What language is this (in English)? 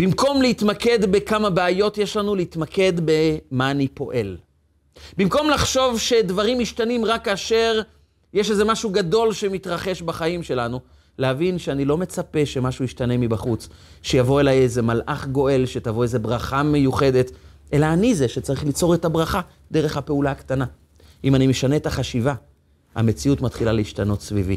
Hebrew